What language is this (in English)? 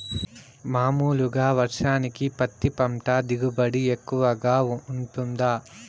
Telugu